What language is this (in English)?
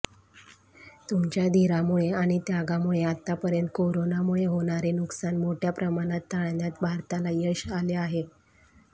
Marathi